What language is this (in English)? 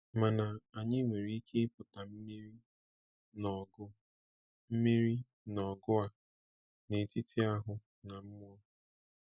Igbo